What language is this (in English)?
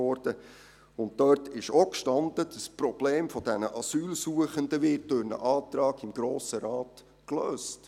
Swiss German